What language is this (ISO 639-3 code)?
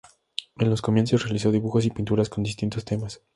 spa